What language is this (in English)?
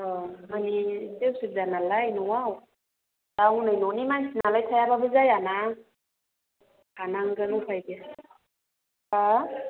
Bodo